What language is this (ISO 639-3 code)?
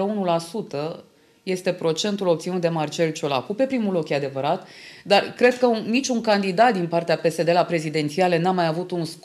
ron